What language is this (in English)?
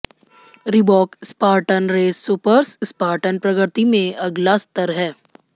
Hindi